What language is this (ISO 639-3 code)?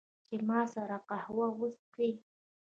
pus